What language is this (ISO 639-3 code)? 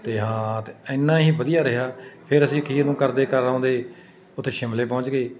pan